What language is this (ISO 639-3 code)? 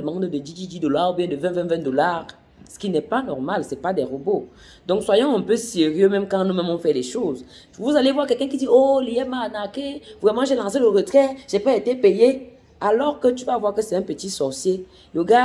fra